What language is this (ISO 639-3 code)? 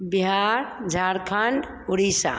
hin